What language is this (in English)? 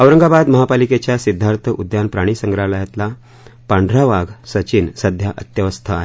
Marathi